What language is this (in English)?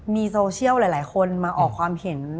Thai